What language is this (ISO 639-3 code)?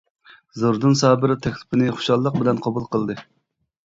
uig